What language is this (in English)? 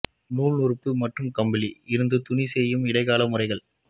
Tamil